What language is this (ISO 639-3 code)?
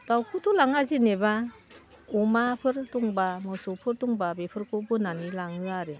brx